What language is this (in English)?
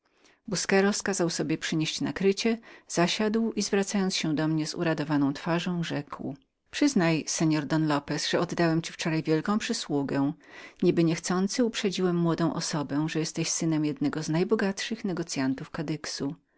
Polish